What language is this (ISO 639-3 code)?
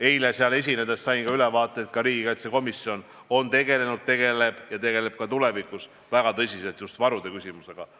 est